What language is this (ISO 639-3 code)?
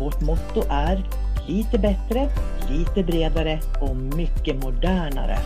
swe